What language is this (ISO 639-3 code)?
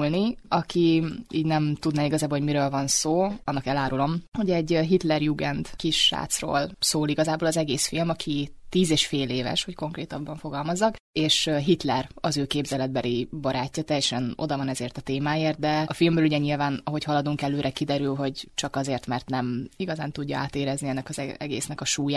hun